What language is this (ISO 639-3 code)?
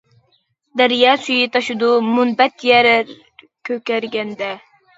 uig